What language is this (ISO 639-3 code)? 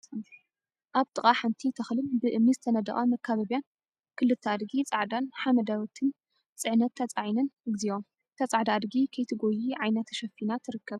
tir